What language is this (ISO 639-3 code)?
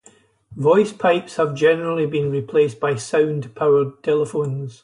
eng